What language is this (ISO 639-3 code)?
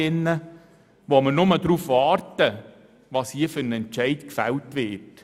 gsw